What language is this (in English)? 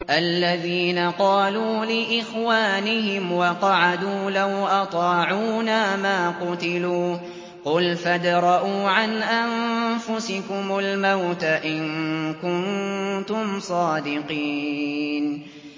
Arabic